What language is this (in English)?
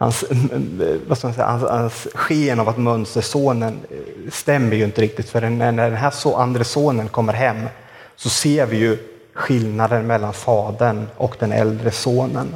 Swedish